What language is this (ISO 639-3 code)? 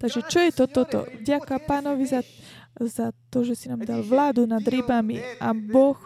slk